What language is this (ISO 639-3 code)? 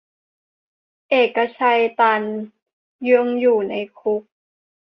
tha